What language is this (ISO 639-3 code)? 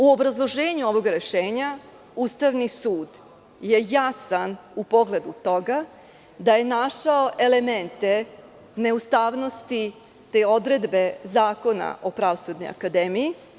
srp